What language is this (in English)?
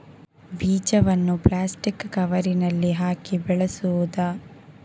Kannada